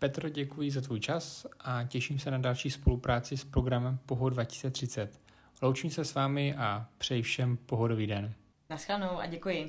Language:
Czech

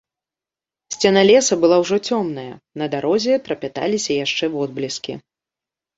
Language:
Belarusian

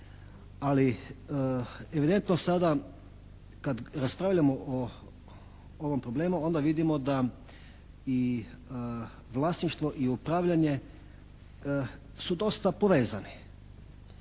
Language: Croatian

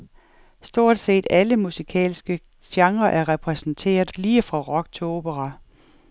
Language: Danish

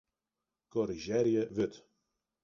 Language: Western Frisian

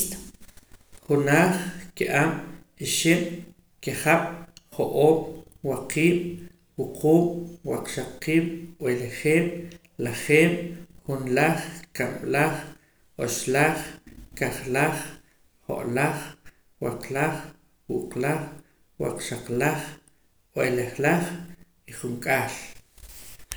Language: Poqomam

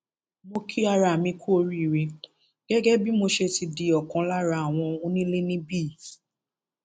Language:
Yoruba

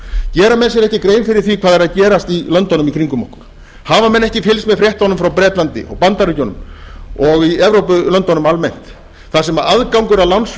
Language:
Icelandic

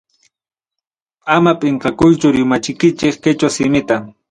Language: Ayacucho Quechua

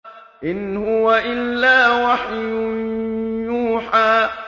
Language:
Arabic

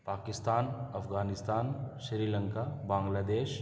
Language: Urdu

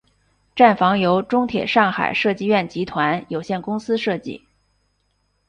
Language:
Chinese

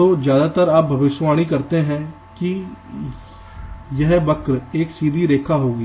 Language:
Hindi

